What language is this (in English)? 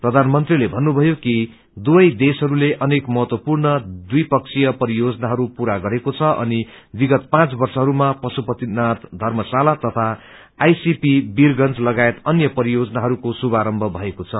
Nepali